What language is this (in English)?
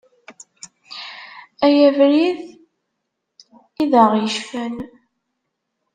Kabyle